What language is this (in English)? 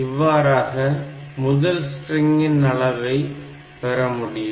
Tamil